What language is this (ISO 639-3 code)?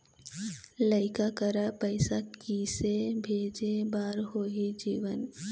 hne